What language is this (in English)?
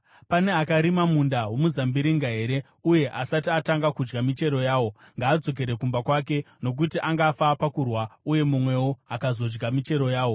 Shona